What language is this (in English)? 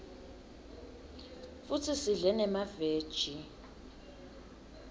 Swati